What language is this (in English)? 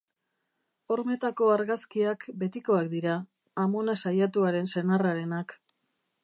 Basque